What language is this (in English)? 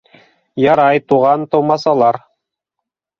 Bashkir